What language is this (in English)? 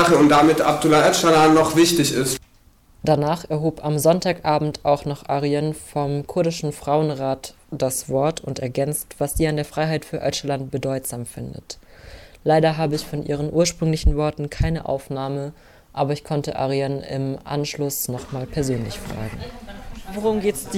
German